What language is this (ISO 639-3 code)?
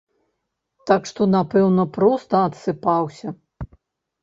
bel